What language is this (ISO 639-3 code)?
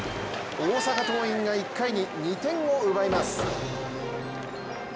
jpn